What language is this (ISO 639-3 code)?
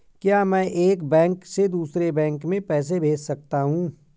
hin